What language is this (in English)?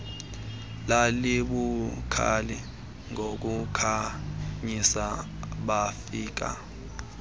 Xhosa